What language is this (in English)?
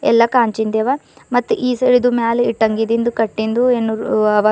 Kannada